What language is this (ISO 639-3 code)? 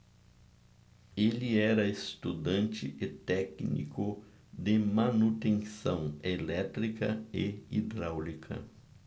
por